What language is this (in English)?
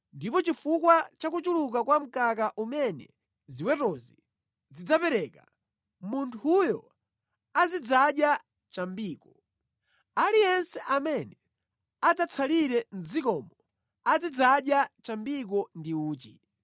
Nyanja